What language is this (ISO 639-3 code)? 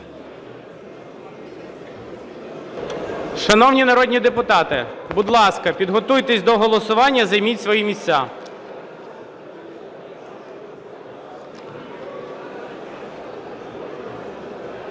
ukr